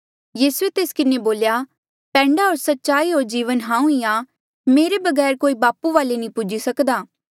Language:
Mandeali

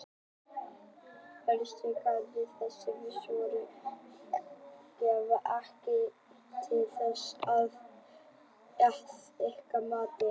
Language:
Icelandic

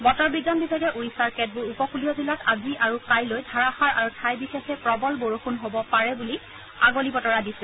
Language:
Assamese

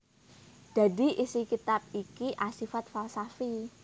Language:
Javanese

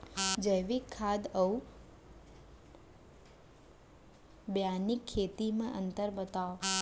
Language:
Chhattisgarhi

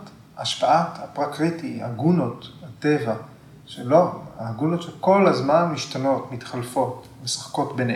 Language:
Hebrew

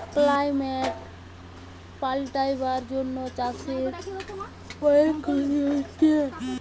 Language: Bangla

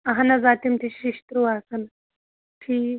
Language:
Kashmiri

